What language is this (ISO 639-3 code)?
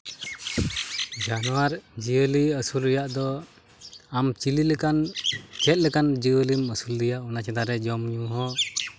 sat